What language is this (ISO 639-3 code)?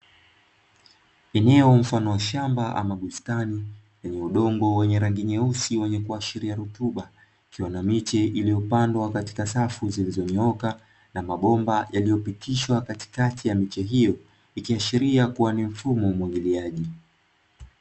swa